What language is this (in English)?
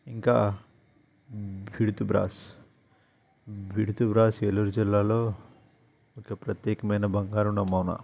Telugu